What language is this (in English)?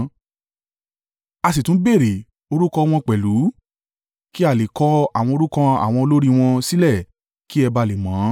Yoruba